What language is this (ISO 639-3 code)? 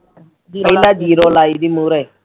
pan